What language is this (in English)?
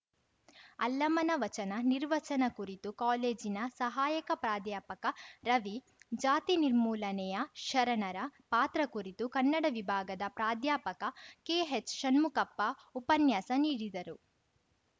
Kannada